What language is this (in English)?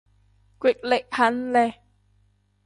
Cantonese